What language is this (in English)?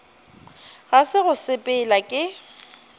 Northern Sotho